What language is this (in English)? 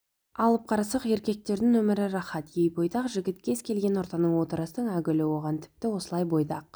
Kazakh